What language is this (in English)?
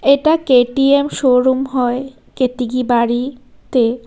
Bangla